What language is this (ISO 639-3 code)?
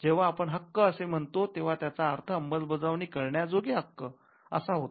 mar